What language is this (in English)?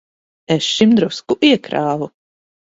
Latvian